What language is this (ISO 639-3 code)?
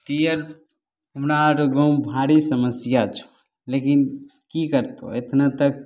mai